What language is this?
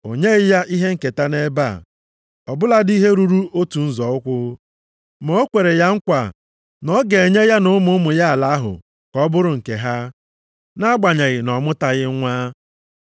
Igbo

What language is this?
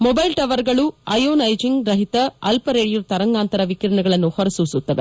Kannada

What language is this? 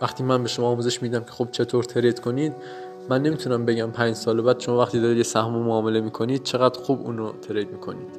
Persian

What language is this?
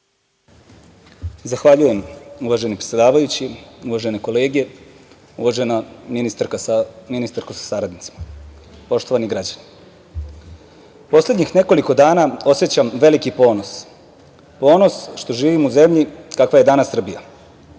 Serbian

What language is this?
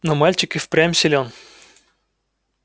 Russian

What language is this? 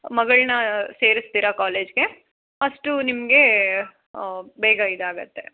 Kannada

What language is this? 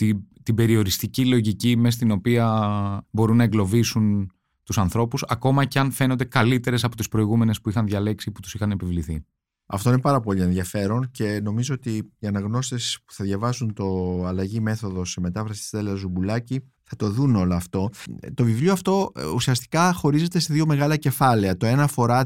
Greek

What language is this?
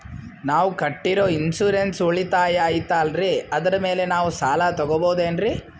Kannada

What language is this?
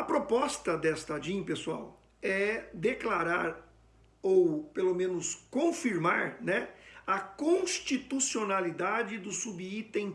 Portuguese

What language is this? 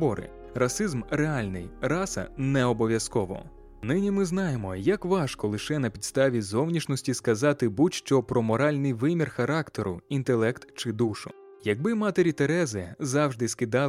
Ukrainian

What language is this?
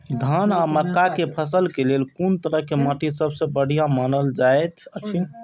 Maithili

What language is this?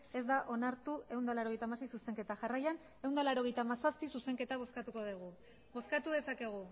Basque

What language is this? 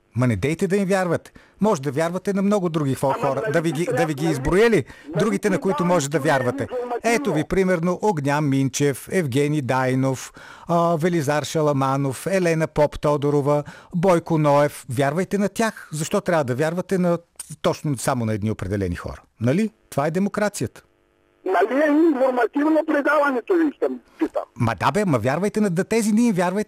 Bulgarian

